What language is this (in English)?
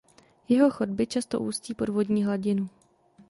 Czech